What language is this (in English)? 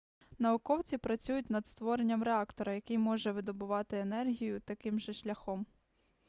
Ukrainian